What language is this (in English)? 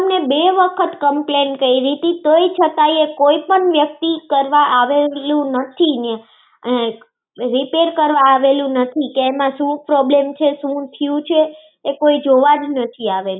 Gujarati